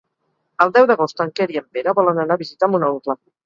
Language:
Catalan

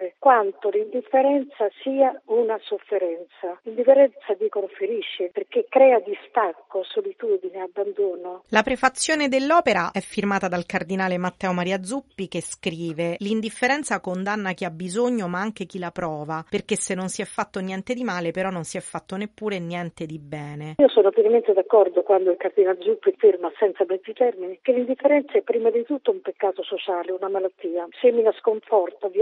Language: Italian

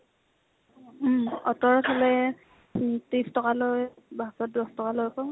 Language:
Assamese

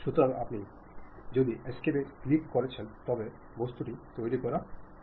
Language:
Bangla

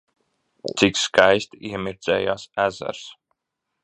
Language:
Latvian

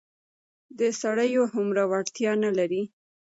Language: Pashto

